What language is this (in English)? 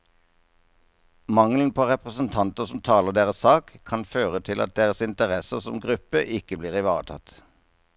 Norwegian